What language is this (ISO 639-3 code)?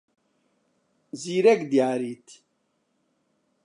ckb